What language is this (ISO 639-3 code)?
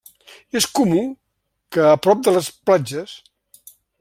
cat